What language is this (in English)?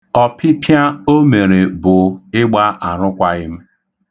Igbo